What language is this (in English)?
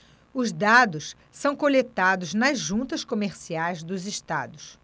Portuguese